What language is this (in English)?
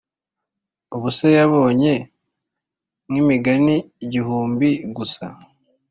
Kinyarwanda